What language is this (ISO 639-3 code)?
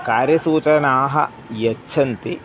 san